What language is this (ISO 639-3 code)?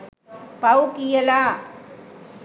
sin